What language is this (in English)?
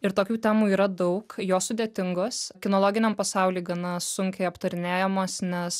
Lithuanian